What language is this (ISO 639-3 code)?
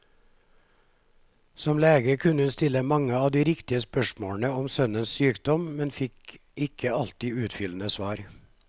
nor